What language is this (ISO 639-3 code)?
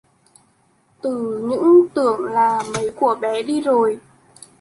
vie